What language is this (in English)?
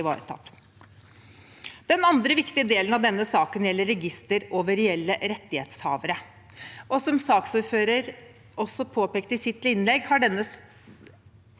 Norwegian